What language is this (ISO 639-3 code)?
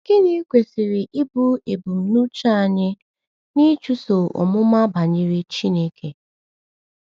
ibo